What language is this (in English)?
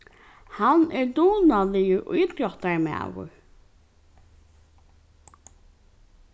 Faroese